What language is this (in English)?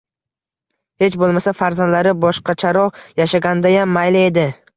Uzbek